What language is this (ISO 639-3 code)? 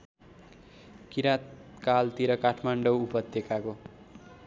nep